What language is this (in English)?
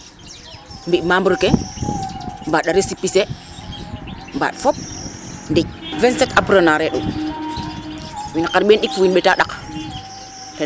Serer